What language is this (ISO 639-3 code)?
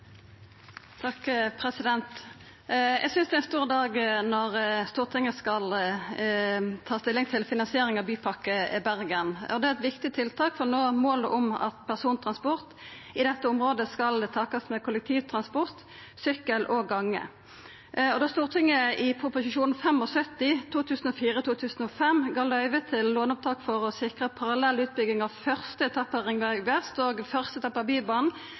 nno